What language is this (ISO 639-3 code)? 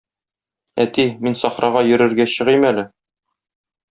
tat